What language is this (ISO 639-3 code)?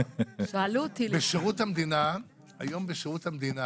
heb